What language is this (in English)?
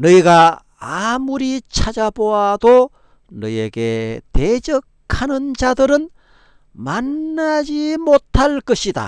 Korean